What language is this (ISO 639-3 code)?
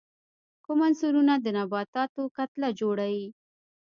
pus